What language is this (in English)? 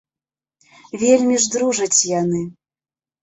Belarusian